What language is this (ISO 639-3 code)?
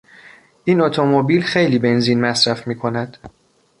fas